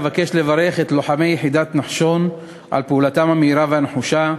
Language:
Hebrew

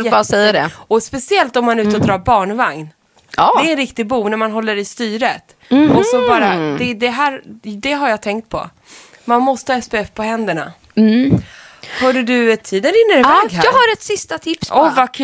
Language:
Swedish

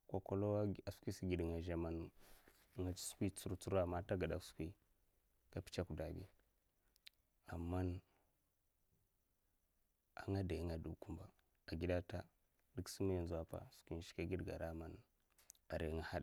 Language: Mafa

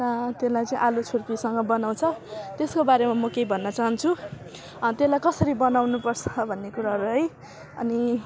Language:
Nepali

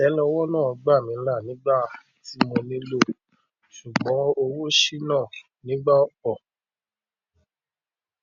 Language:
Yoruba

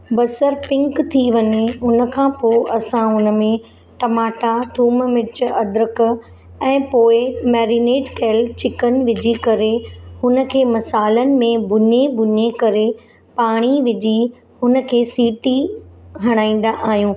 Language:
Sindhi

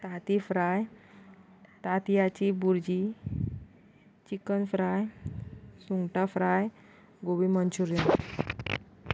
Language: Konkani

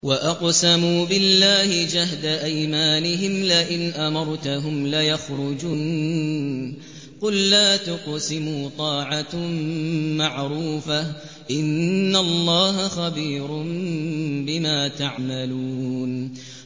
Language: Arabic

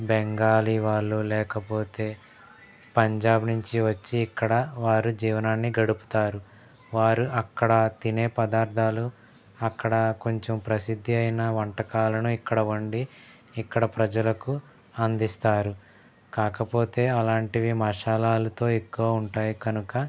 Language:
Telugu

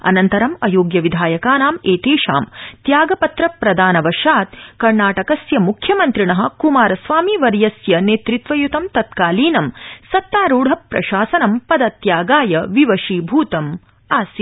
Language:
Sanskrit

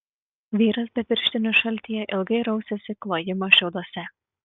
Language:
Lithuanian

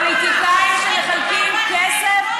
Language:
Hebrew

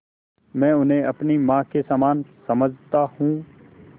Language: Hindi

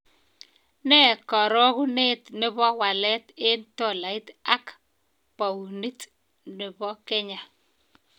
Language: Kalenjin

